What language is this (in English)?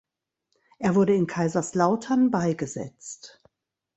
German